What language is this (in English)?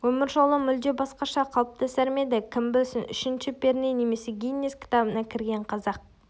Kazakh